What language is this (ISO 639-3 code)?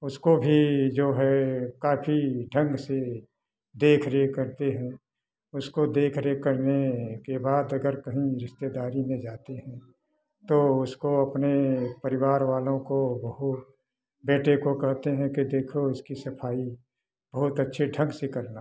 hin